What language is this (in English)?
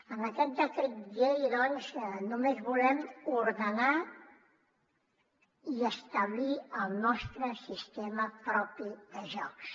Catalan